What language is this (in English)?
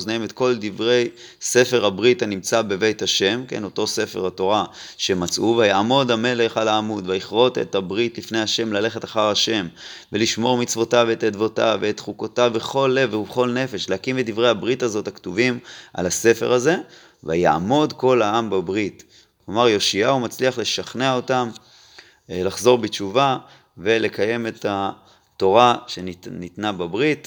Hebrew